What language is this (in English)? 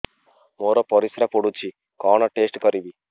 Odia